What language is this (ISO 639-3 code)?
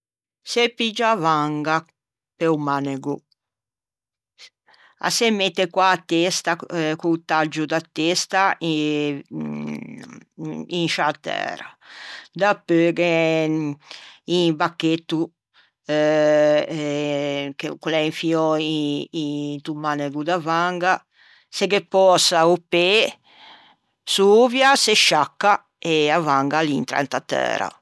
lij